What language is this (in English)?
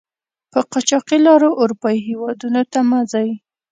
Pashto